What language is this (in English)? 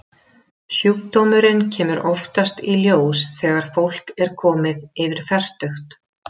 Icelandic